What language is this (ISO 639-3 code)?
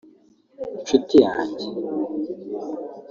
kin